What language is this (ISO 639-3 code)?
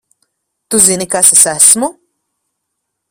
lav